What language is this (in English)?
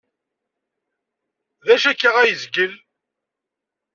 Kabyle